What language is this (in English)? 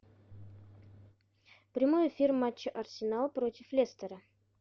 Russian